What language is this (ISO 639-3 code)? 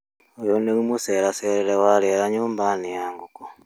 kik